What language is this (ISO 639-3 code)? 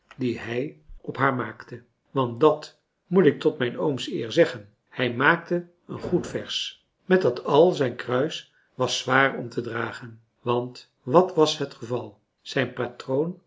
nld